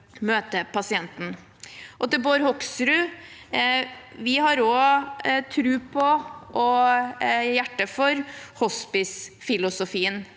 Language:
Norwegian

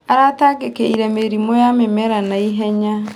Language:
Kikuyu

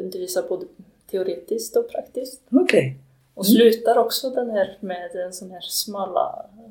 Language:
Swedish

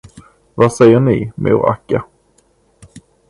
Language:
Swedish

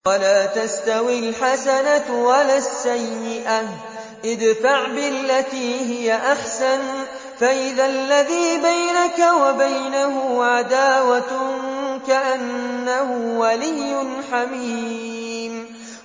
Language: Arabic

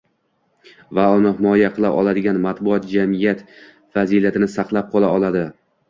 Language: Uzbek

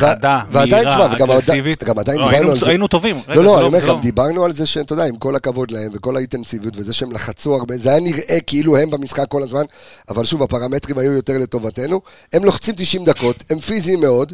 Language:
Hebrew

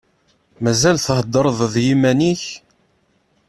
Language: Kabyle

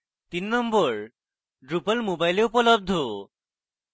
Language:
Bangla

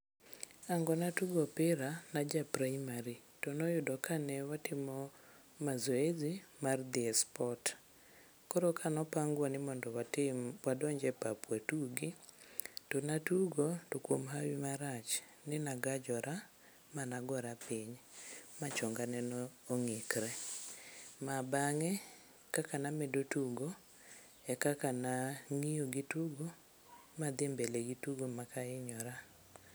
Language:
Luo (Kenya and Tanzania)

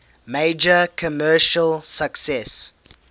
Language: English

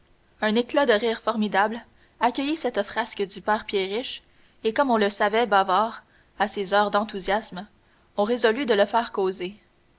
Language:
French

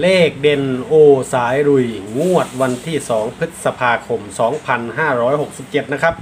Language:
Thai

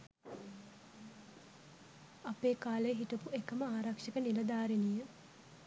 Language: Sinhala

